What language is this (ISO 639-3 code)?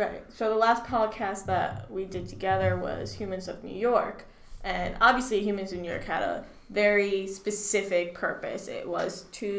eng